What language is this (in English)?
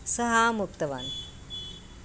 Sanskrit